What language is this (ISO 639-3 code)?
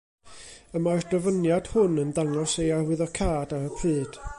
cym